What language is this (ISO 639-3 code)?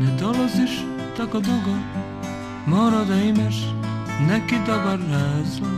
pol